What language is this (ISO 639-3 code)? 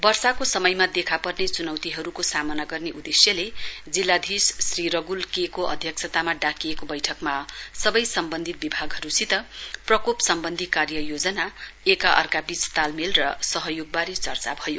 nep